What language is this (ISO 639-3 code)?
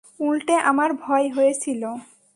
ben